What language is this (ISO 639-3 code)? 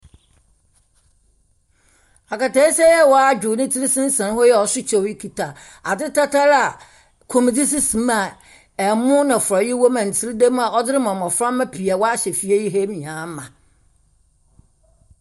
aka